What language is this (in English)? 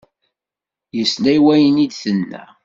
Kabyle